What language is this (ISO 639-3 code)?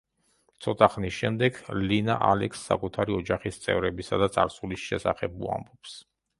kat